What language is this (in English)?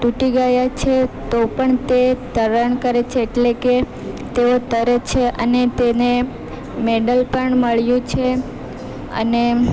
Gujarati